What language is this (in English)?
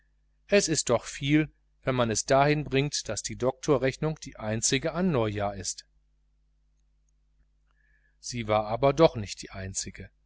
German